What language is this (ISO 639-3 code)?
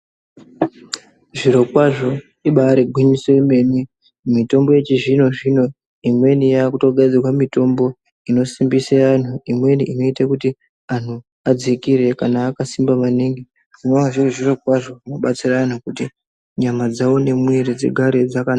ndc